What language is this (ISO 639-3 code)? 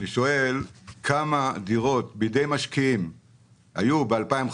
heb